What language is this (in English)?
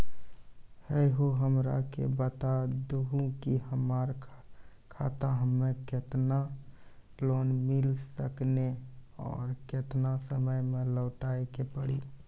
Maithili